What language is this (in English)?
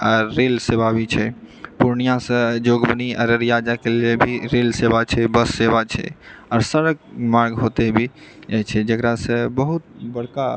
Maithili